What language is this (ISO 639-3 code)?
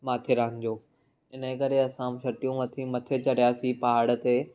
snd